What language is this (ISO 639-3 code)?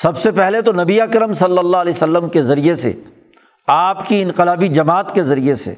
urd